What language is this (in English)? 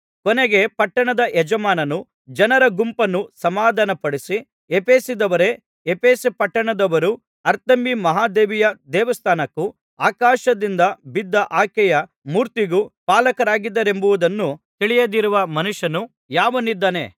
Kannada